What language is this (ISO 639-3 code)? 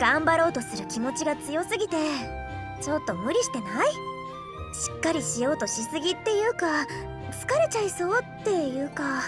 jpn